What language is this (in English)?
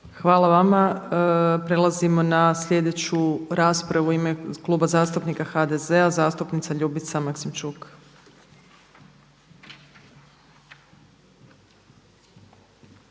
Croatian